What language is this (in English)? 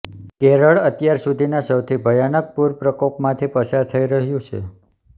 Gujarati